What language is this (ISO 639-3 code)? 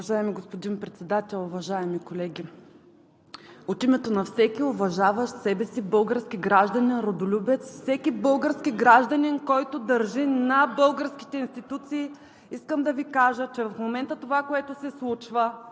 bul